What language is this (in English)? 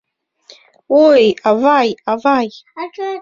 Mari